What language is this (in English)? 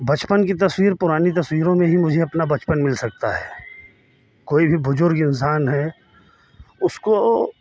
Hindi